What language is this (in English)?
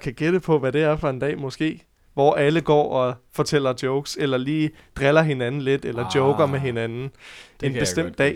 Danish